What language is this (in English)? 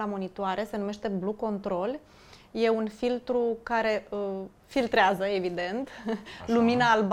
Romanian